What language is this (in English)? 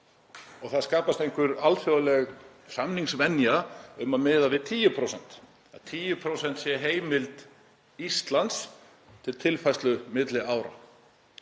Icelandic